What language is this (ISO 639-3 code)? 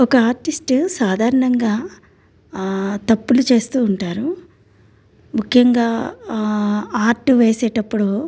tel